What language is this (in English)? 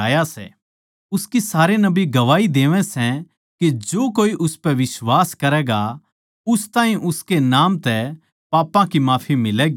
Haryanvi